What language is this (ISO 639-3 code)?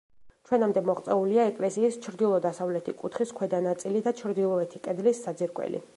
kat